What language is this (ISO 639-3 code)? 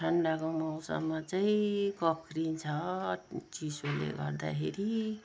nep